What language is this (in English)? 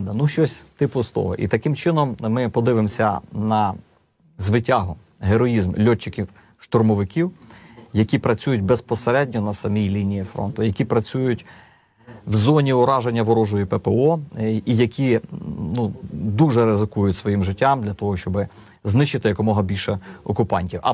Ukrainian